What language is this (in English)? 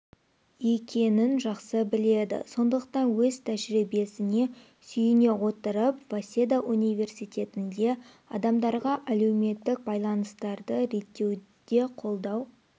Kazakh